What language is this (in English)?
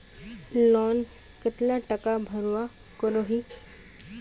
Magahi